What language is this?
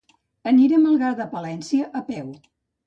Catalan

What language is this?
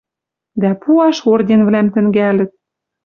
Western Mari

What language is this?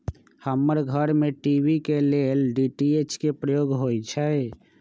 Magahi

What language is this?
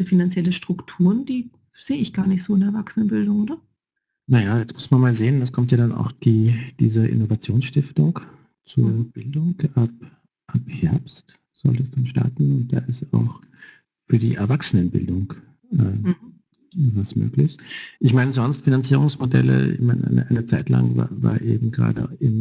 German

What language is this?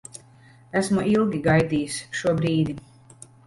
Latvian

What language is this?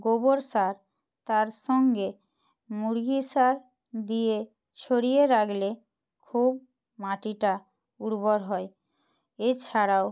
Bangla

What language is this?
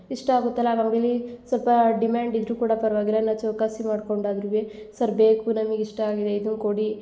Kannada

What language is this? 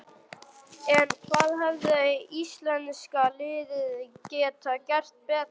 Icelandic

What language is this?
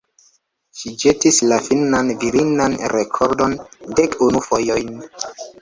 Esperanto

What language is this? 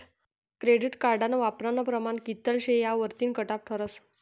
Marathi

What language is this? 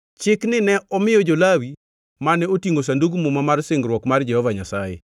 Luo (Kenya and Tanzania)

